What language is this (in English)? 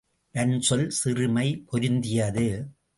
Tamil